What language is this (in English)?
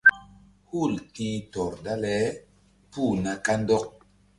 Mbum